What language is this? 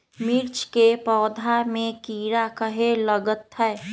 Magahi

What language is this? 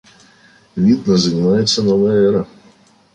Russian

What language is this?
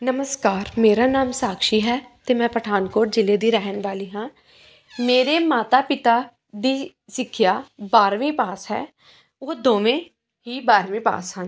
Punjabi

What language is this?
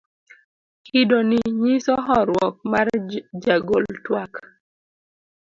Luo (Kenya and Tanzania)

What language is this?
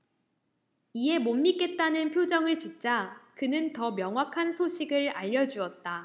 Korean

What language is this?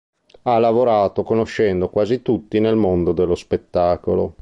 Italian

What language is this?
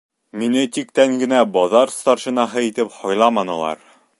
Bashkir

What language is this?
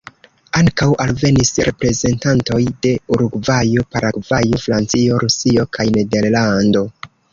Esperanto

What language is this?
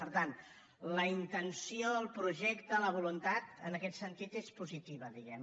Catalan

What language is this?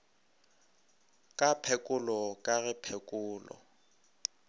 Northern Sotho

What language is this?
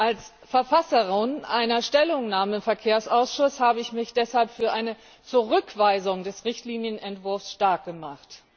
German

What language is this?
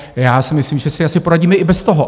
Czech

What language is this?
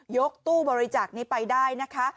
Thai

